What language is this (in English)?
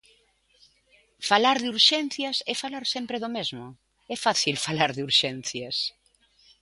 Galician